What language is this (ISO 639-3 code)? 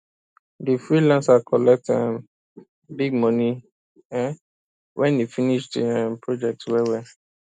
pcm